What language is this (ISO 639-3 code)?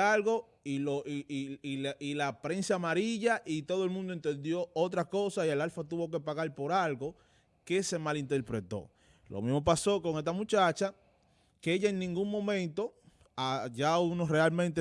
spa